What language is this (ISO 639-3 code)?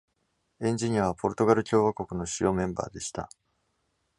jpn